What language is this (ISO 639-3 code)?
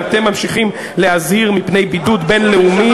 heb